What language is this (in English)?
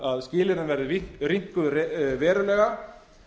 Icelandic